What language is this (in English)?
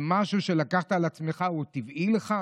Hebrew